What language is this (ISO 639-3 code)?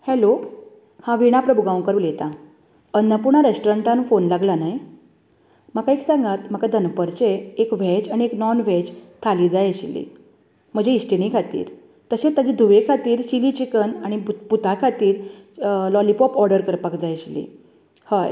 kok